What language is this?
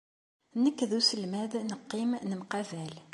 Kabyle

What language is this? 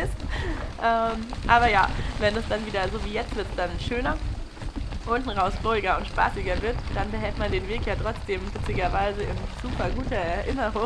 German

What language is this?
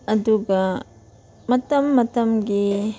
Manipuri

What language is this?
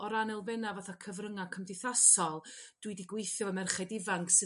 Welsh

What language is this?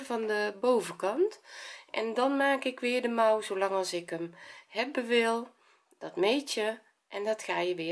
Dutch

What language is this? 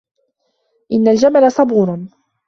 Arabic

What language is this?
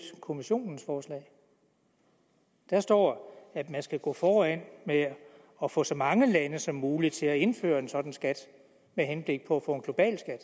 Danish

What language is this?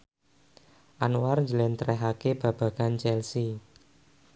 Javanese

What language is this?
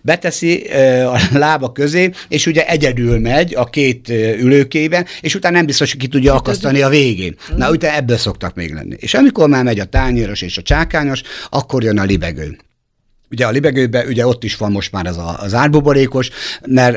Hungarian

